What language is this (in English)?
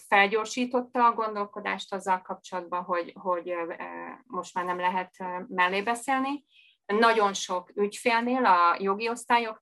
Hungarian